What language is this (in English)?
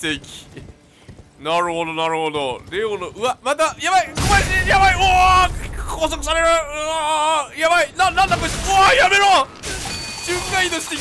Japanese